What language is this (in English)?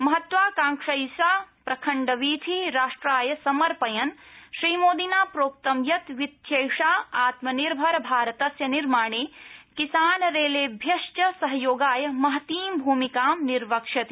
Sanskrit